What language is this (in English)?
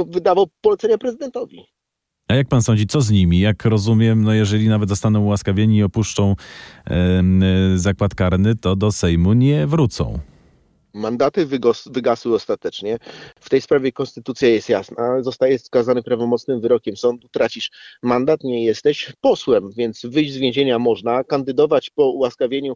Polish